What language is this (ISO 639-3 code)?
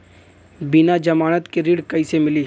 bho